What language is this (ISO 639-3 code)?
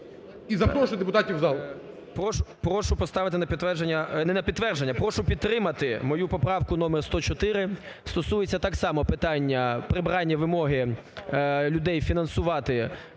ukr